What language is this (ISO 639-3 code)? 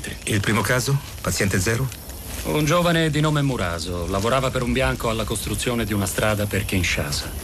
ita